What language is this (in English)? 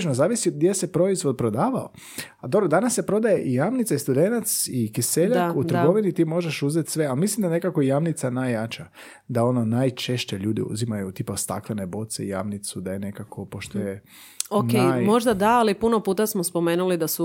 Croatian